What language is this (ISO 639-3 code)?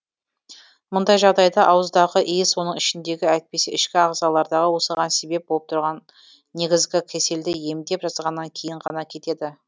kaz